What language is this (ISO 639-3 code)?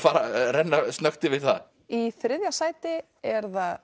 isl